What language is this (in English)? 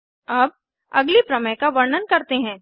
Hindi